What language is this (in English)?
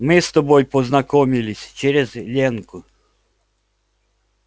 Russian